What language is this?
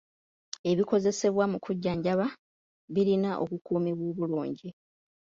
Ganda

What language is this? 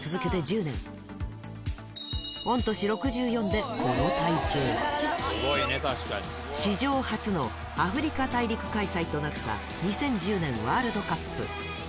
Japanese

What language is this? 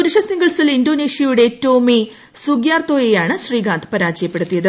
Malayalam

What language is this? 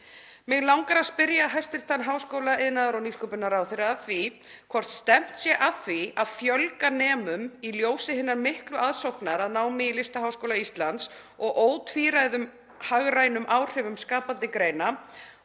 Icelandic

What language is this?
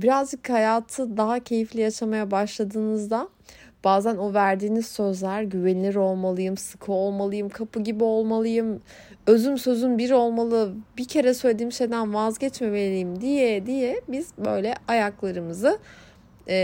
Turkish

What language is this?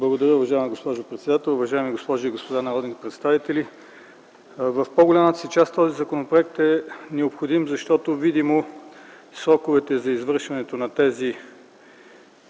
Bulgarian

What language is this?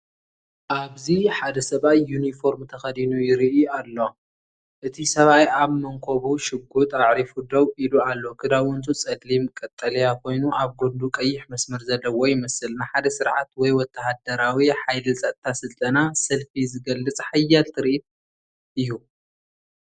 Tigrinya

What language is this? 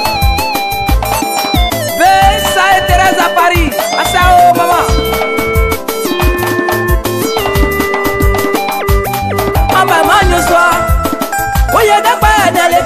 Indonesian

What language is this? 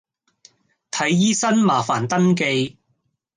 Cantonese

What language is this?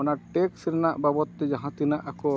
Santali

